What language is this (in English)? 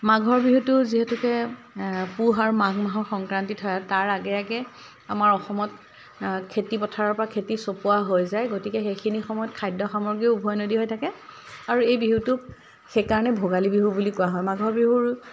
Assamese